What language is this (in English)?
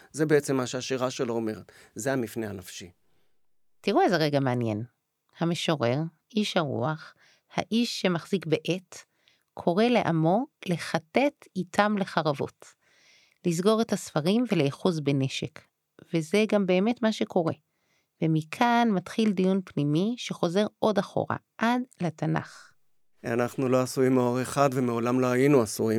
Hebrew